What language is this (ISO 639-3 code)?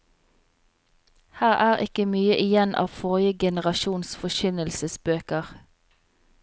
nor